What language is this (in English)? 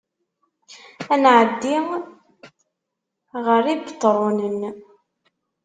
Kabyle